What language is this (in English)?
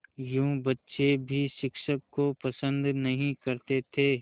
Hindi